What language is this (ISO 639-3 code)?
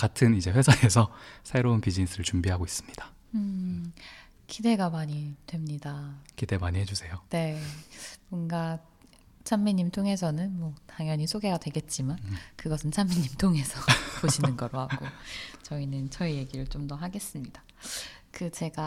kor